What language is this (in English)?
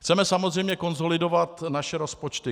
Czech